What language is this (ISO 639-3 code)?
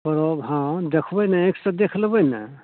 mai